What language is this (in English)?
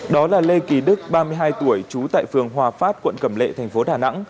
Vietnamese